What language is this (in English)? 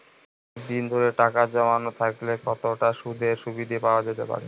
Bangla